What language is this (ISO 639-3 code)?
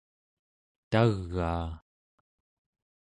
esu